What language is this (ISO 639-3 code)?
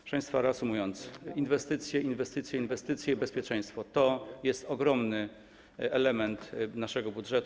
pol